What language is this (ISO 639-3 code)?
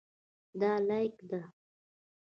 pus